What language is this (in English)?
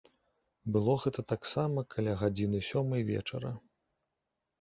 Belarusian